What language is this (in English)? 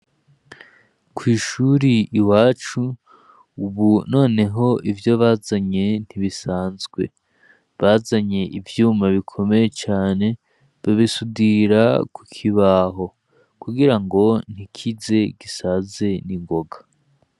Rundi